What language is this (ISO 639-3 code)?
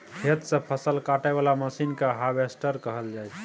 mai